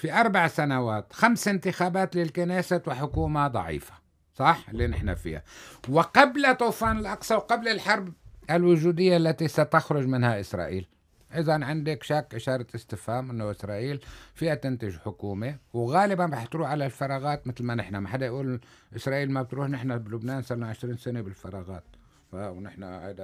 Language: Arabic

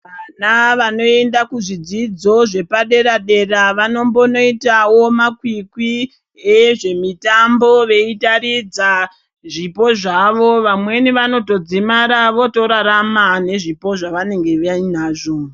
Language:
Ndau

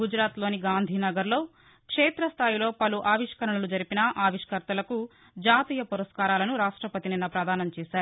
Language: Telugu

